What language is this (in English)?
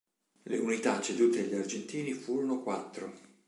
Italian